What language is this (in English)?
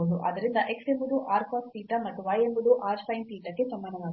Kannada